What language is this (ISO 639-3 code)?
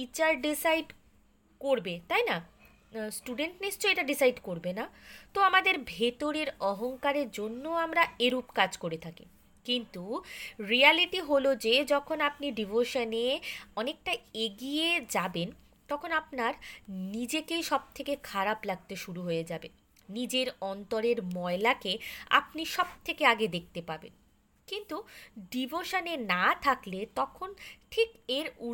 ben